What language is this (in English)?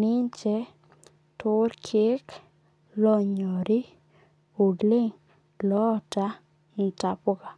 Masai